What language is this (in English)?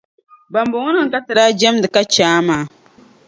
Dagbani